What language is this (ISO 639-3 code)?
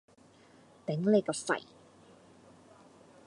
yue